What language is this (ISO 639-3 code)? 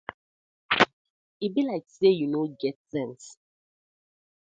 pcm